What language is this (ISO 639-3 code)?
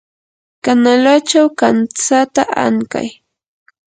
qur